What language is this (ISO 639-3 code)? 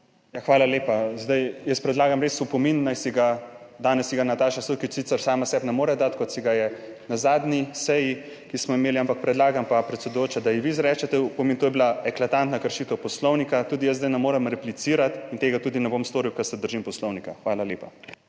slv